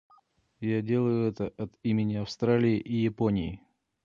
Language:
Russian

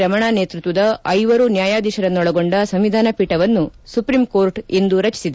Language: Kannada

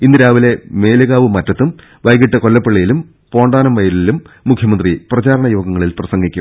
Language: Malayalam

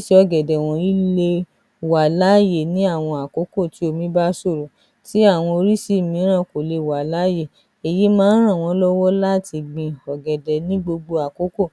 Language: Yoruba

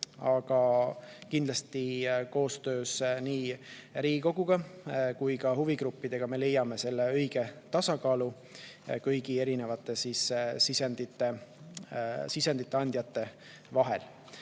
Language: Estonian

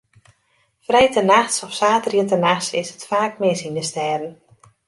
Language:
Western Frisian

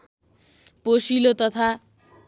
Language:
Nepali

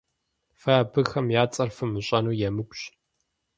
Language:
Kabardian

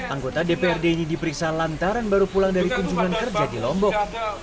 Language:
Indonesian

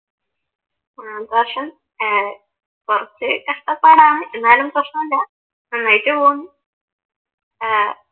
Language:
Malayalam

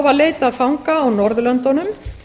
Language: Icelandic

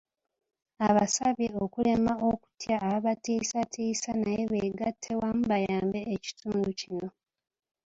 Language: Ganda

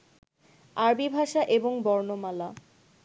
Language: Bangla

